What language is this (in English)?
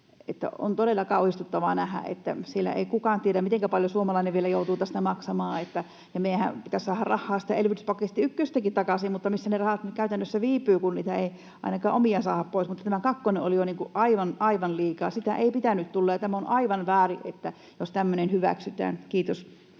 Finnish